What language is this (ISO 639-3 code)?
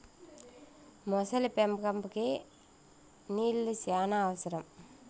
tel